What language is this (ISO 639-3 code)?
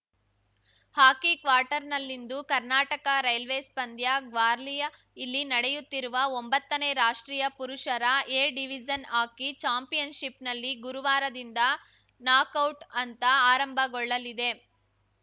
kan